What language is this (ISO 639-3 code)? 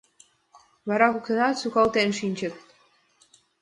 chm